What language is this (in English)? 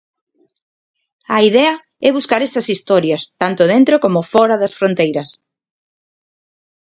Galician